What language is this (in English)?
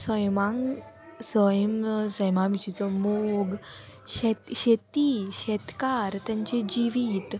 Konkani